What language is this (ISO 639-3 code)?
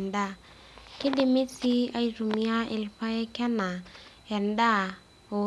mas